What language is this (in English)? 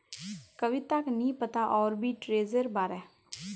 Magahi